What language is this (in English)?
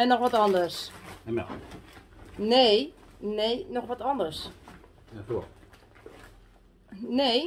Dutch